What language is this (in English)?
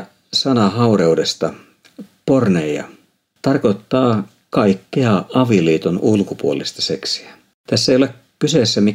Finnish